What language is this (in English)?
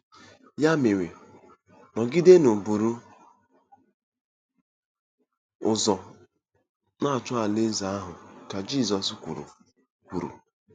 Igbo